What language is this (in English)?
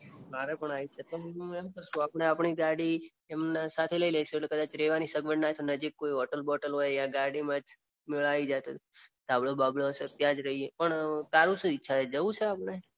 Gujarati